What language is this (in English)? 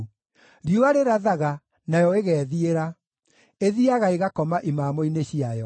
Kikuyu